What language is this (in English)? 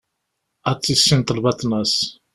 Kabyle